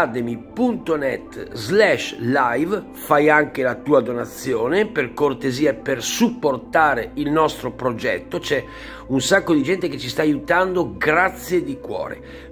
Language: Italian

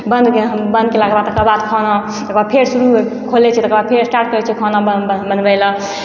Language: Maithili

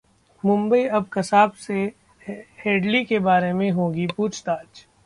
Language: Hindi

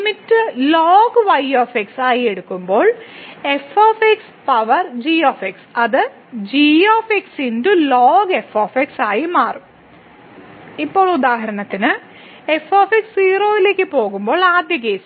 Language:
Malayalam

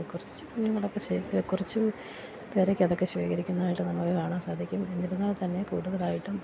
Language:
Malayalam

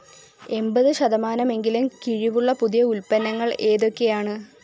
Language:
Malayalam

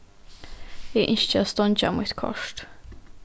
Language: Faroese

